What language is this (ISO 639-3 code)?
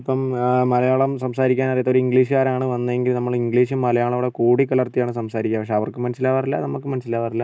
mal